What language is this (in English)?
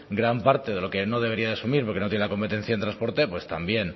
Spanish